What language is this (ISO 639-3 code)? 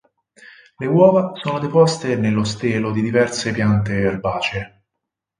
ita